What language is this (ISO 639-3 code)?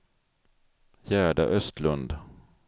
swe